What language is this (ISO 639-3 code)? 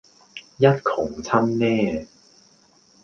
yue